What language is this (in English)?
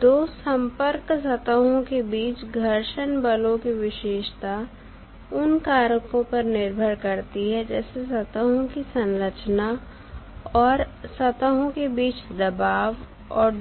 Hindi